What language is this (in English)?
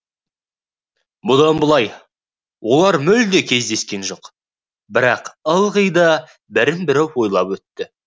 Kazakh